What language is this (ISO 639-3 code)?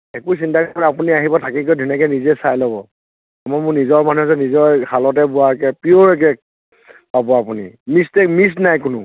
asm